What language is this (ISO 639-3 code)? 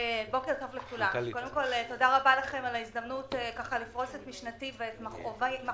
heb